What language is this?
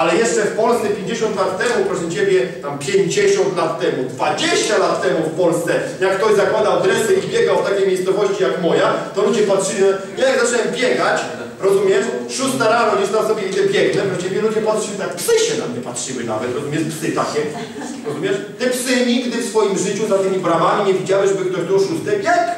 Polish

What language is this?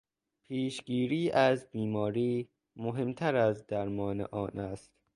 Persian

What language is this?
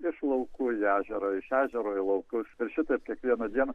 Lithuanian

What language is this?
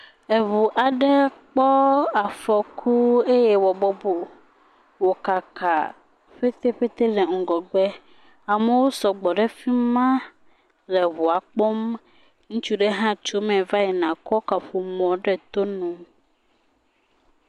Ewe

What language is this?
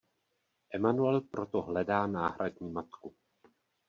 Czech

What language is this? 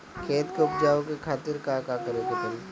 Bhojpuri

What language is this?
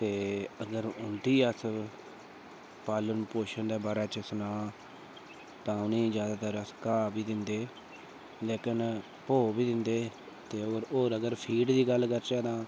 Dogri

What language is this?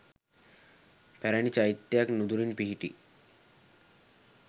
Sinhala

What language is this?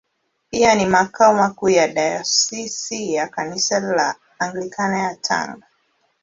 Swahili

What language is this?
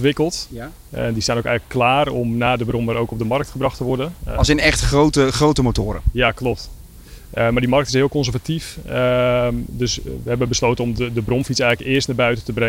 Dutch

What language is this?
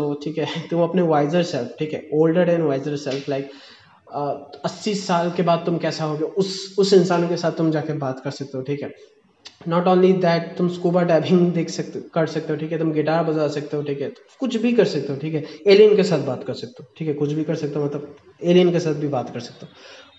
Hindi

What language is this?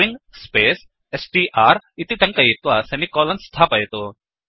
Sanskrit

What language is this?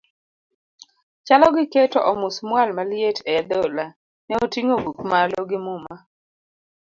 Luo (Kenya and Tanzania)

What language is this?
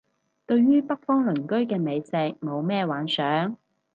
Cantonese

